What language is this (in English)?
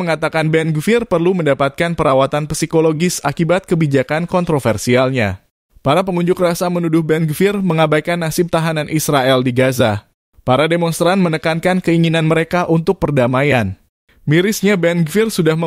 Indonesian